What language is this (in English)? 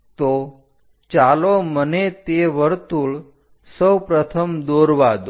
Gujarati